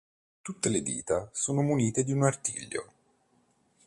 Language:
Italian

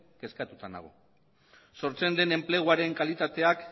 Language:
Basque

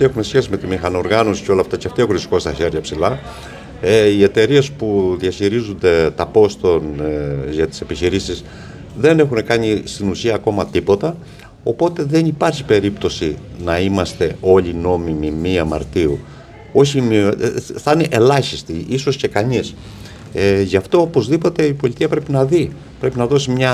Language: Greek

